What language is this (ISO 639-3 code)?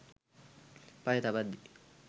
sin